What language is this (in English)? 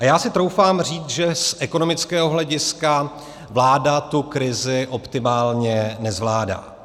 Czech